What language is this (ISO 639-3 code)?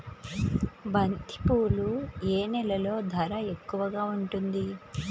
tel